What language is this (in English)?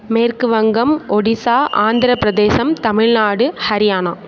Tamil